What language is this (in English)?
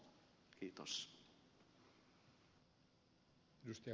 Finnish